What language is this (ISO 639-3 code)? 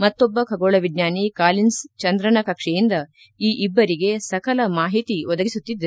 kan